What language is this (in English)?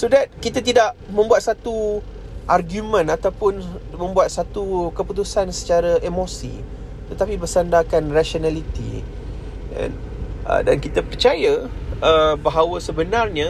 Malay